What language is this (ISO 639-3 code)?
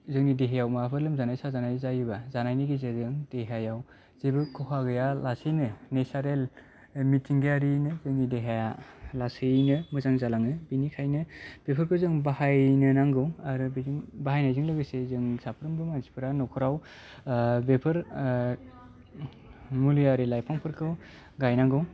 brx